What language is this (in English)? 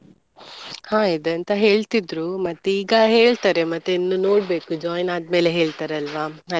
Kannada